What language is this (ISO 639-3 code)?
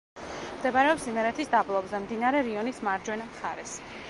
kat